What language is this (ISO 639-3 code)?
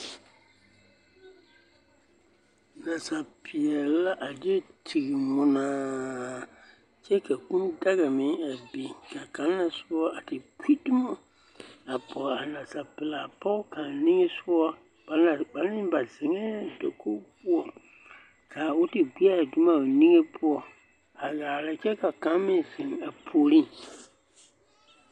dga